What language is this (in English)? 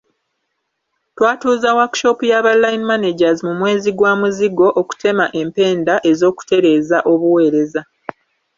Ganda